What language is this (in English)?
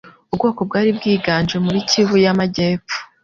Kinyarwanda